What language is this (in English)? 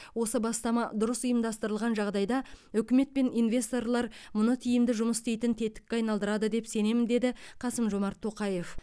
Kazakh